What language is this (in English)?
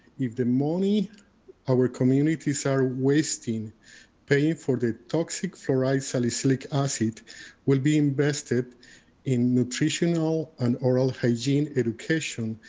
English